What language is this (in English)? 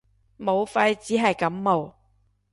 Cantonese